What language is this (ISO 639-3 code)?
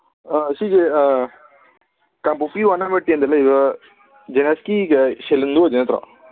mni